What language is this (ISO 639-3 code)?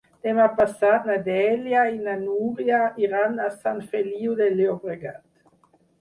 cat